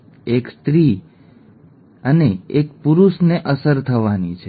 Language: Gujarati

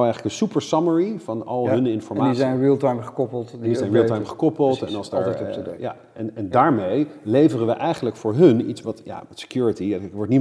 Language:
Dutch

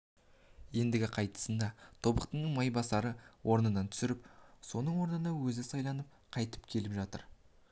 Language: Kazakh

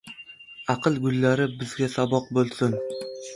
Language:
Uzbek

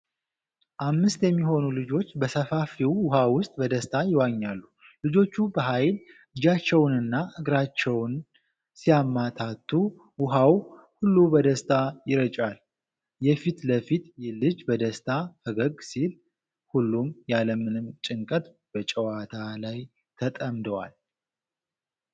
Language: Amharic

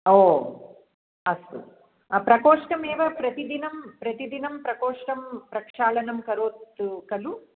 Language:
Sanskrit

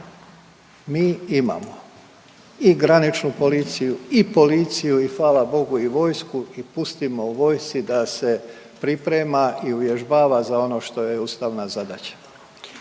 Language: Croatian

